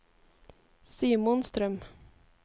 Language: Norwegian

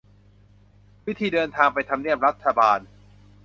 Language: Thai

